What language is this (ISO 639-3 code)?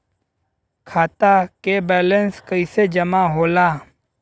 bho